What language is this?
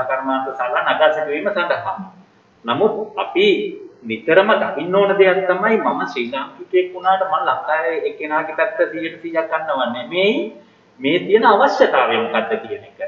Korean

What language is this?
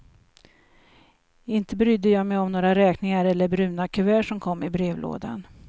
Swedish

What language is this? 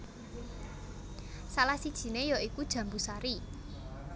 Javanese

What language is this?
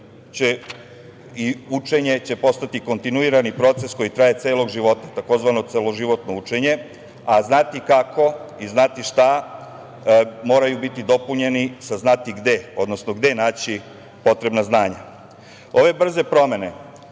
Serbian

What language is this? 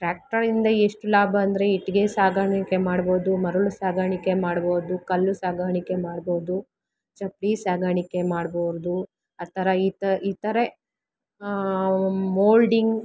Kannada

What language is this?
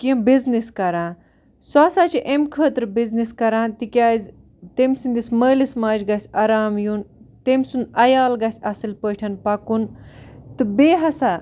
Kashmiri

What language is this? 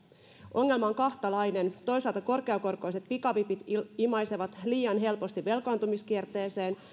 Finnish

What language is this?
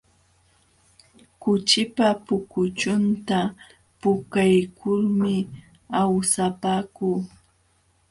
Jauja Wanca Quechua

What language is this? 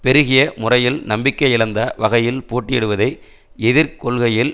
Tamil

